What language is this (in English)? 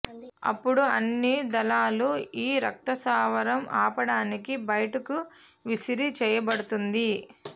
Telugu